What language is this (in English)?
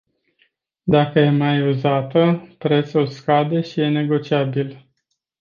Romanian